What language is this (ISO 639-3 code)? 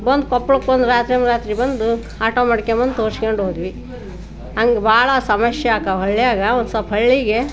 kan